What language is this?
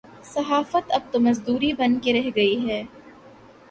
Urdu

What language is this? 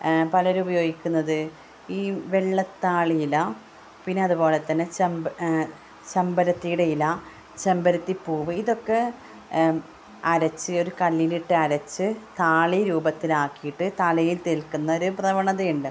Malayalam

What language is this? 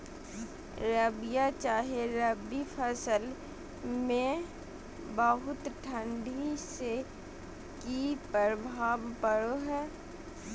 Magahi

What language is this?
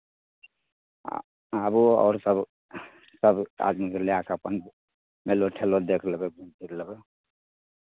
Maithili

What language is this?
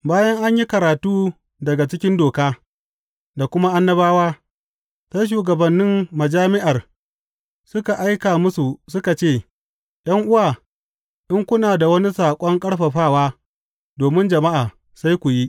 Hausa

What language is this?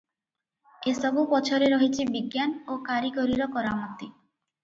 Odia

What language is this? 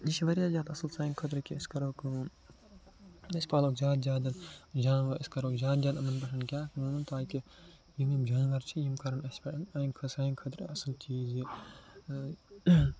Kashmiri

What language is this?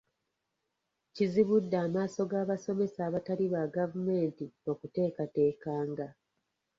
Ganda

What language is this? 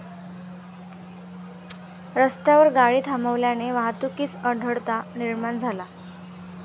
Marathi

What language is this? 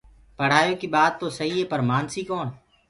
Gurgula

